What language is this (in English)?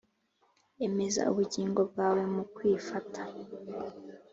Kinyarwanda